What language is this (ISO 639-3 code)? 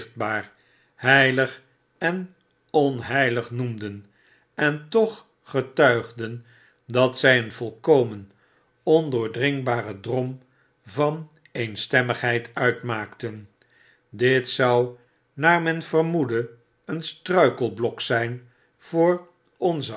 nld